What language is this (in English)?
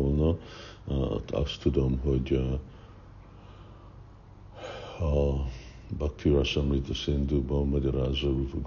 Hungarian